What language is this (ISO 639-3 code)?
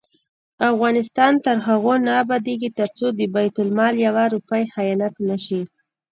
pus